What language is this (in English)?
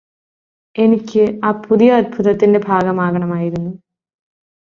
Malayalam